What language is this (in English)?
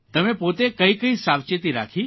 Gujarati